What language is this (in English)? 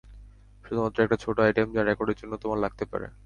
Bangla